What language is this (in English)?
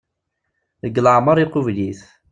Kabyle